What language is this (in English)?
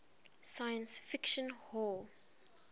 English